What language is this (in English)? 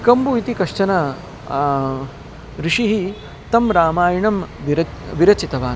Sanskrit